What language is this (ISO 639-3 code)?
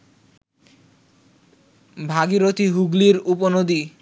ben